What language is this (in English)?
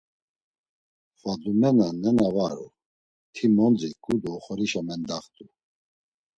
Laz